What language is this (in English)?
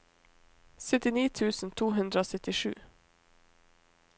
Norwegian